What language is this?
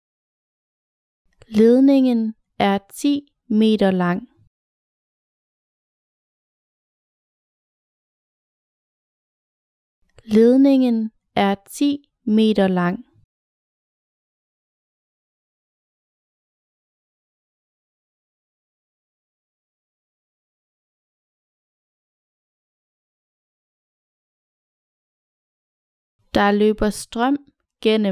Danish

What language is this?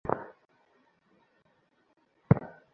Bangla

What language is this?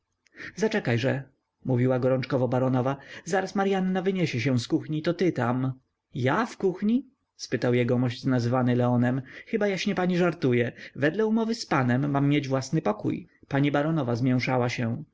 Polish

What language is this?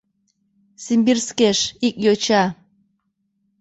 Mari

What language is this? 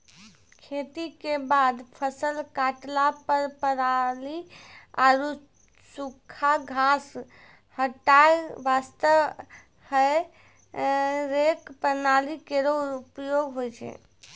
Maithili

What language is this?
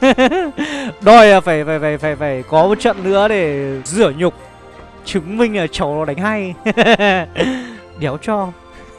Vietnamese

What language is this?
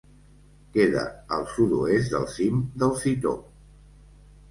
Catalan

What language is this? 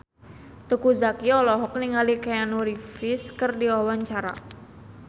Sundanese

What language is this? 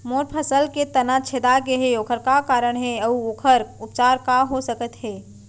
Chhattisgarhi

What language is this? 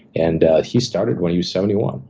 English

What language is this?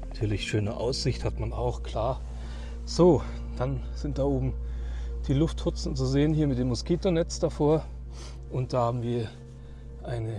German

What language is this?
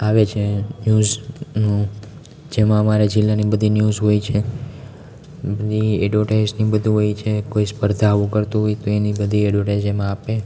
Gujarati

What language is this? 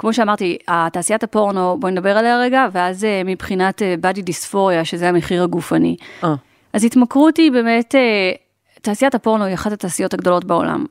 Hebrew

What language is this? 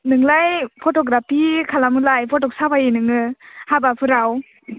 Bodo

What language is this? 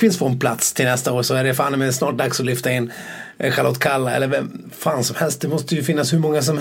Swedish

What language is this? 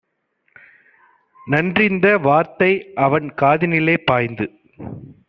Tamil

